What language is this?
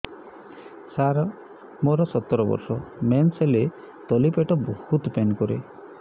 Odia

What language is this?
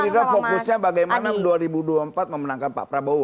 Indonesian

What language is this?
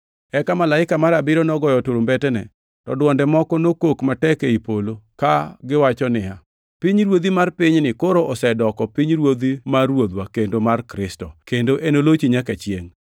Luo (Kenya and Tanzania)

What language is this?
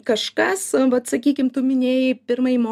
Lithuanian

